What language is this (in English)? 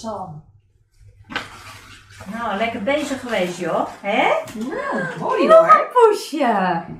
Dutch